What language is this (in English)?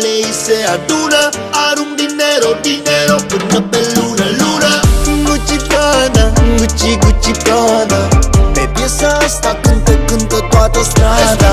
Romanian